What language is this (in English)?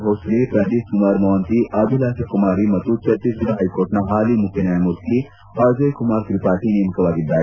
Kannada